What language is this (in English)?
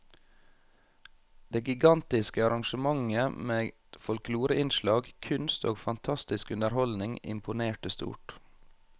Norwegian